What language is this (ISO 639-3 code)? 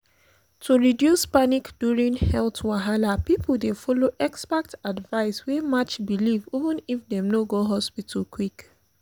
pcm